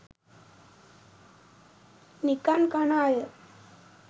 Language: Sinhala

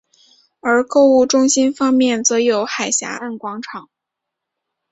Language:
Chinese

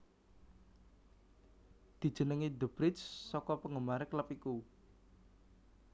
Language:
Javanese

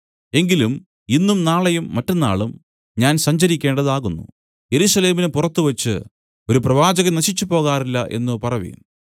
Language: Malayalam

